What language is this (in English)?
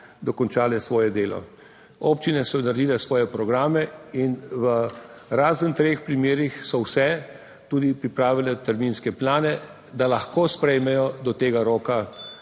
Slovenian